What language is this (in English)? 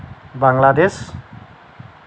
Assamese